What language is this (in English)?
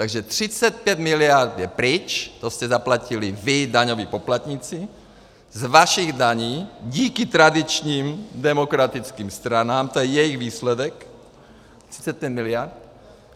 Czech